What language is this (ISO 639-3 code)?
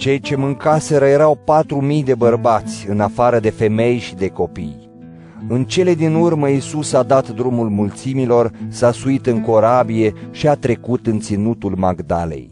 ron